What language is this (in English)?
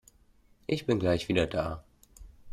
German